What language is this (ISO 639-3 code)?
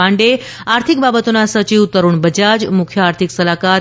guj